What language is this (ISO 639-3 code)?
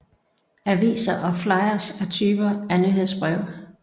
dan